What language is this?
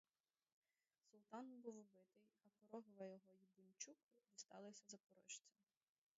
Ukrainian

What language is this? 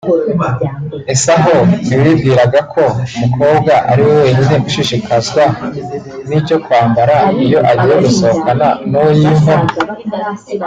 Kinyarwanda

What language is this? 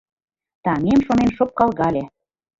Mari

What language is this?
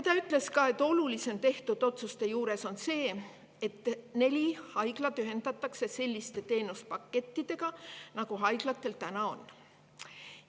Estonian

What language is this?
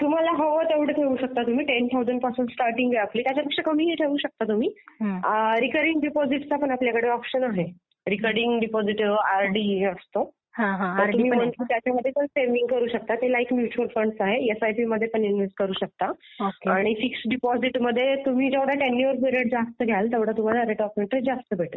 Marathi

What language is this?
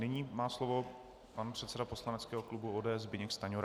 Czech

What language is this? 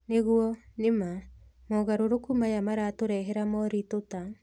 Kikuyu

